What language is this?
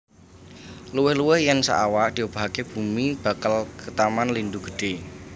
Javanese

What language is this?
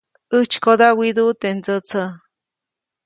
Copainalá Zoque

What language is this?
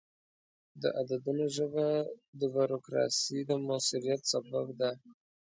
Pashto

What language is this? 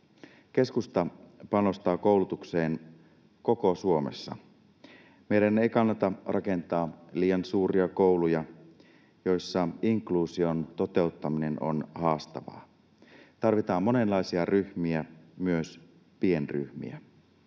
Finnish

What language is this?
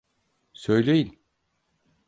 Turkish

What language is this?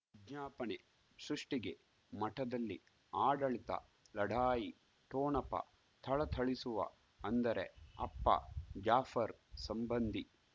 Kannada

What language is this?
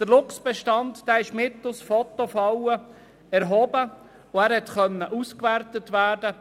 Swiss German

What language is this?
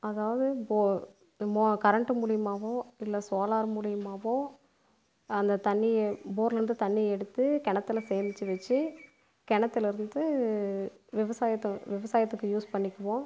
Tamil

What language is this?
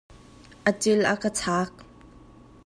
Hakha Chin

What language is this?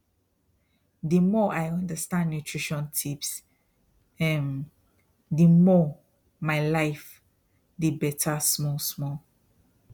Nigerian Pidgin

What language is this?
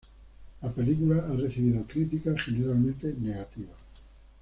Spanish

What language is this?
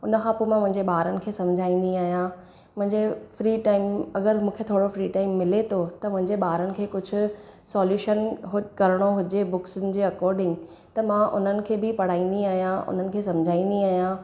Sindhi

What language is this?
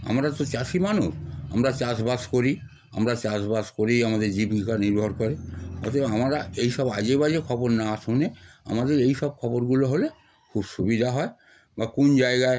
Bangla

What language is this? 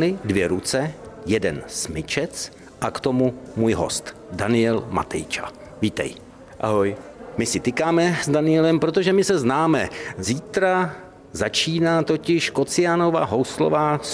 Czech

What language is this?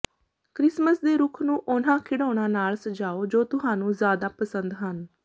Punjabi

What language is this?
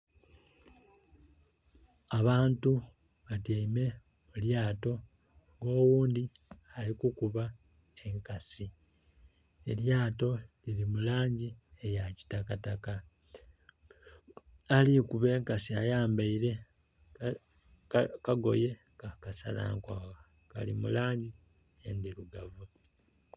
Soga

